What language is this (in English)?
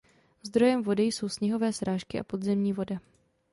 Czech